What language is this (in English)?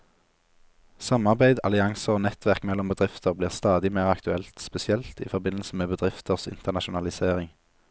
Norwegian